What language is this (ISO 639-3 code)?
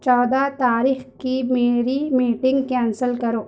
urd